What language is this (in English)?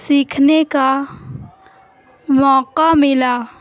Urdu